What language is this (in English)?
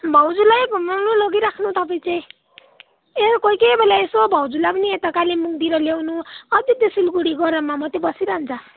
Nepali